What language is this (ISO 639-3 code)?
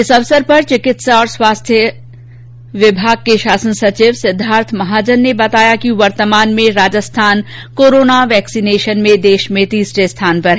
hin